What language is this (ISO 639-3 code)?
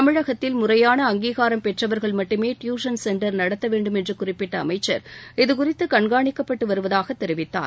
tam